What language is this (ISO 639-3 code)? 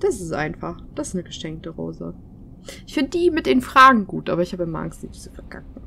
deu